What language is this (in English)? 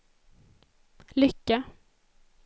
Swedish